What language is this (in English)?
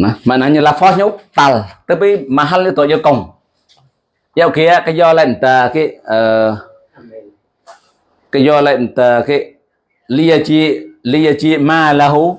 Indonesian